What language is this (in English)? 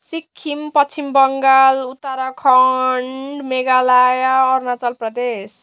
Nepali